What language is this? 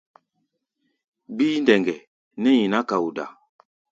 Gbaya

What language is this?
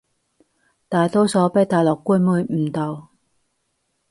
Cantonese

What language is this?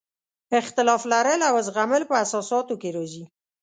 Pashto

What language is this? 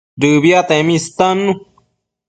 Matsés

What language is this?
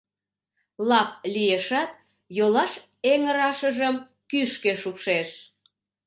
Mari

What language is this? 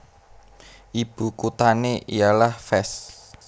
Javanese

